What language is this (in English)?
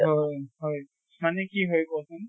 Assamese